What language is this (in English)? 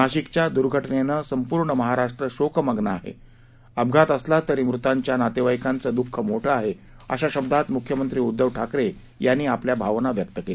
Marathi